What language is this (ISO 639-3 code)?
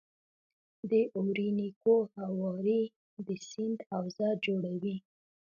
pus